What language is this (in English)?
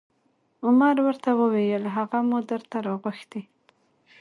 Pashto